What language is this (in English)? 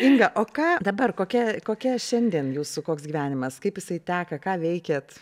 Lithuanian